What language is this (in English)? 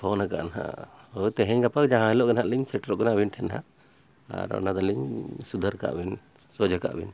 Santali